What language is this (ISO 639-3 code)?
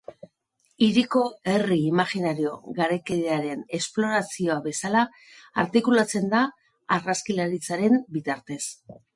eus